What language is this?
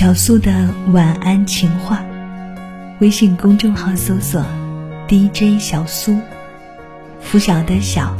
Chinese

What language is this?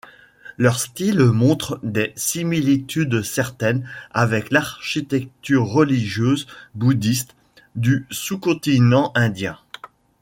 French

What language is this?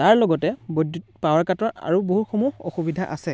Assamese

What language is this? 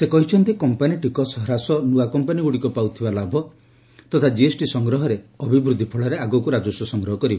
Odia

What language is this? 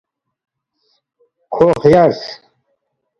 Balti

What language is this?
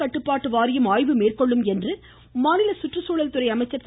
Tamil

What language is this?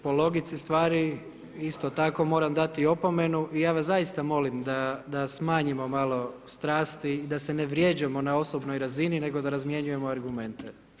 Croatian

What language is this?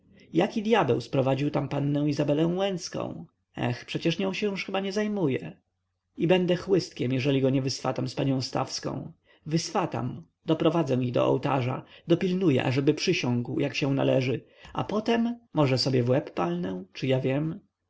Polish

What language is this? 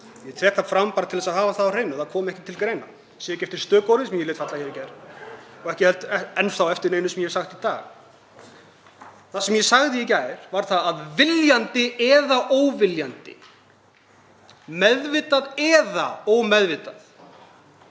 Icelandic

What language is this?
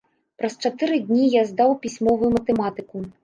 Belarusian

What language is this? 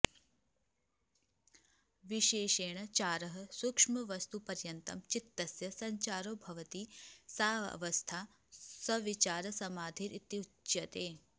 Sanskrit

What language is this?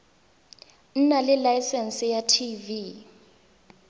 Tswana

